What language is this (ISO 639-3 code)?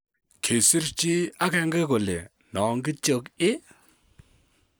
kln